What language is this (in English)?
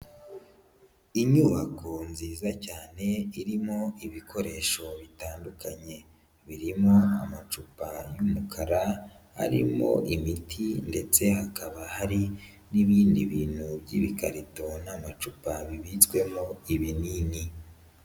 Kinyarwanda